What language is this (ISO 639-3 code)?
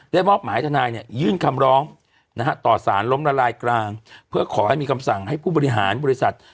tha